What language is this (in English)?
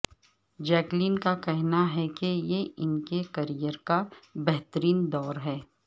Urdu